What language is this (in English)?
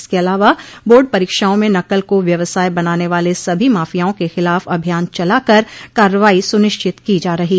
Hindi